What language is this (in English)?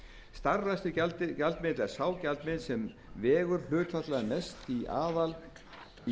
Icelandic